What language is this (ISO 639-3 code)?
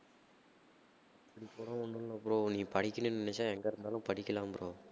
tam